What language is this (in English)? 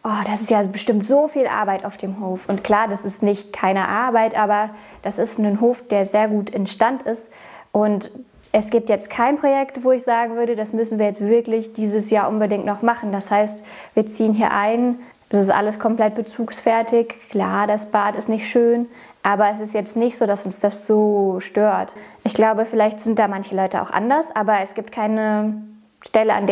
German